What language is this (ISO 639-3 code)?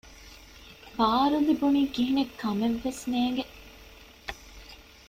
div